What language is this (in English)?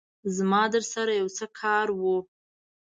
Pashto